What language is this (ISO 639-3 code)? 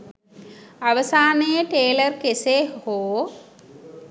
sin